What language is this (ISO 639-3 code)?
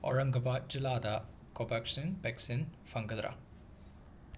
mni